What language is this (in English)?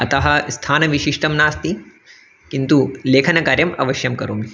Sanskrit